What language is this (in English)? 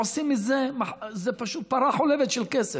Hebrew